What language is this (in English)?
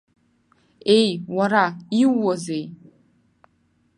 Abkhazian